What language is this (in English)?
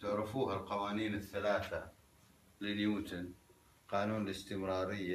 Arabic